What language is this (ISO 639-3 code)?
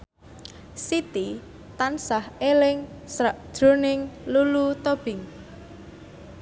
jav